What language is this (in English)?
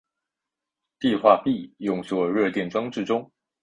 Chinese